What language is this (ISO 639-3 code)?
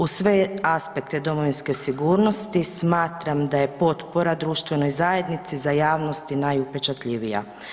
hrv